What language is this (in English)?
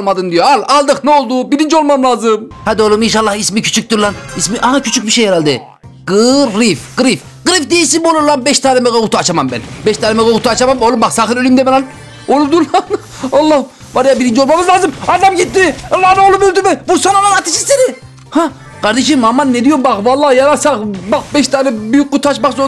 Turkish